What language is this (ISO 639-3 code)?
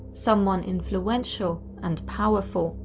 eng